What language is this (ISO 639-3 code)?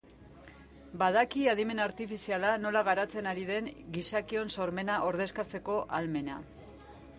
eus